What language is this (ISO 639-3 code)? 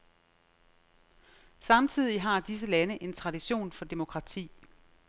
dan